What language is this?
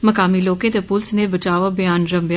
Dogri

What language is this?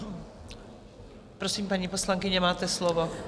Czech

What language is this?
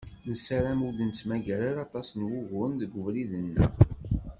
Kabyle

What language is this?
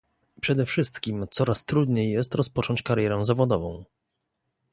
Polish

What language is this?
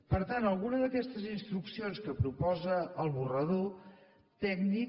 Catalan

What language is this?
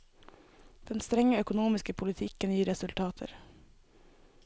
Norwegian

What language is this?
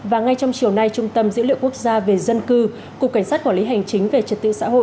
Vietnamese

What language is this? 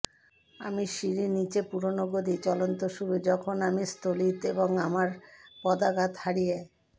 Bangla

